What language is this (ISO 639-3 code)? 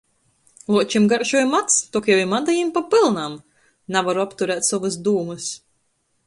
ltg